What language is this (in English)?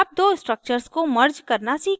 Hindi